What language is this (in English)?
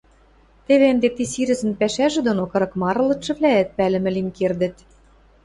Western Mari